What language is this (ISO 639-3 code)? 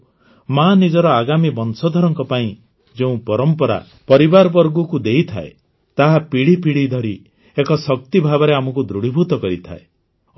ori